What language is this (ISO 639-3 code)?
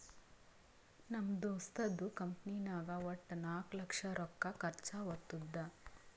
kan